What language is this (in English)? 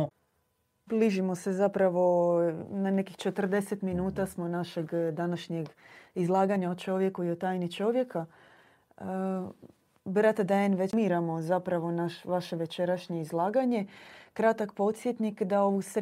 Croatian